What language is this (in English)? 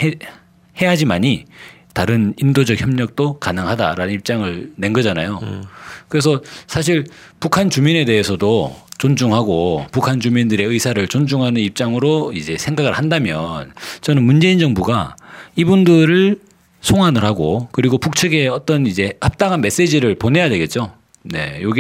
Korean